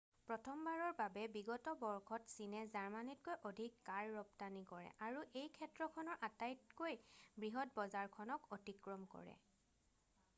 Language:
Assamese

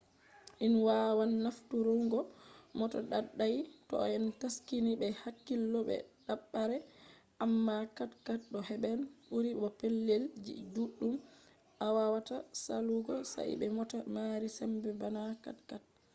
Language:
Fula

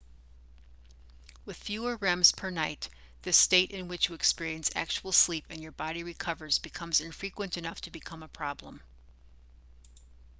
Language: English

